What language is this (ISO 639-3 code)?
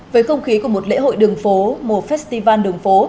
vie